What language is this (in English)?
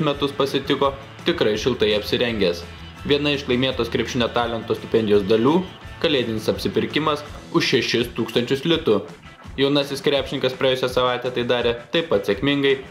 Lithuanian